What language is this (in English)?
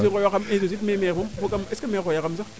Serer